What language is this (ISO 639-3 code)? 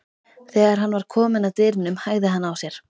isl